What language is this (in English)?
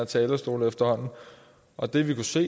Danish